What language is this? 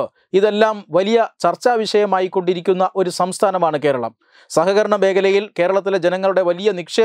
Malayalam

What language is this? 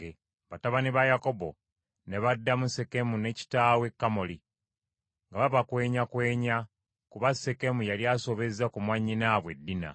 Ganda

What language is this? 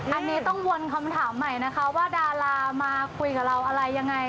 Thai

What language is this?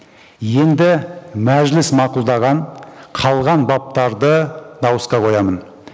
Kazakh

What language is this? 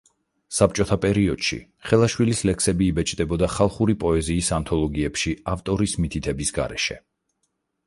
Georgian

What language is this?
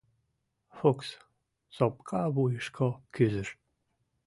Mari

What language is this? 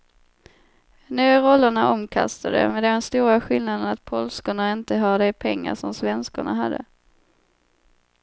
Swedish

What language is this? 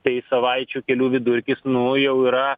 Lithuanian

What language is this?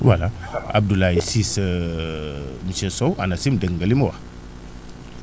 Wolof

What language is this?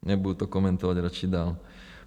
Czech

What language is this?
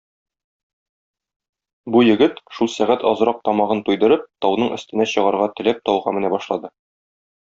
Tatar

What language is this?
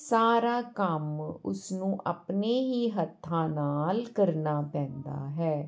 Punjabi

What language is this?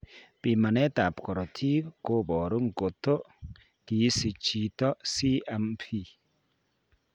Kalenjin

